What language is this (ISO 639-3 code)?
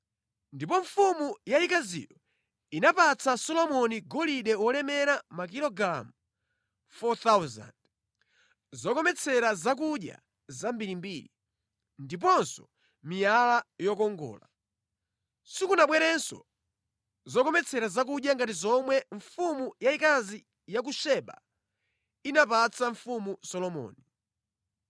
nya